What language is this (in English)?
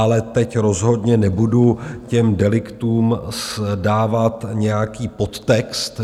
Czech